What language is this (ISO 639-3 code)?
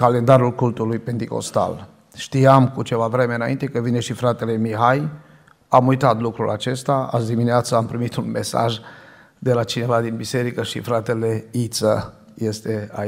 ron